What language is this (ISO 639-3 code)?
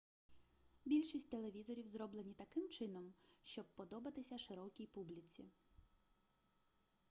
ukr